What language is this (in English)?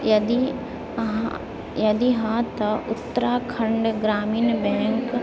Maithili